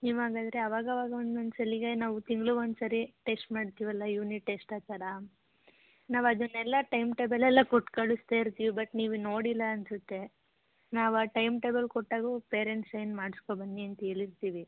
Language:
Kannada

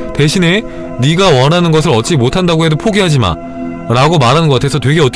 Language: Korean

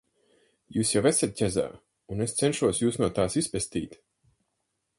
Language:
Latvian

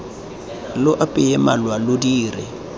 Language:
Tswana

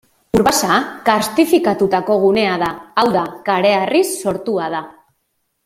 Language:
Basque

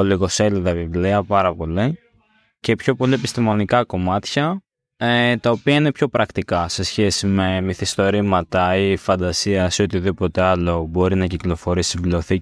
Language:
Greek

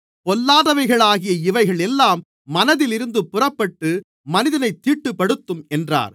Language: Tamil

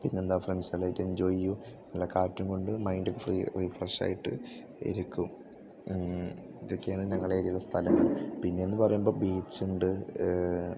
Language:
Malayalam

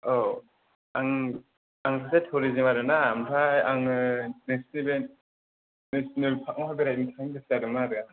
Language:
Bodo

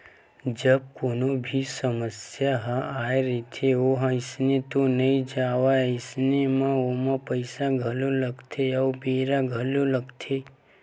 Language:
Chhattisgarhi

